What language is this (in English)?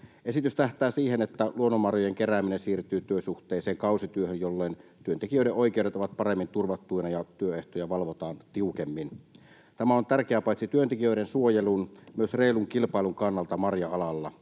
Finnish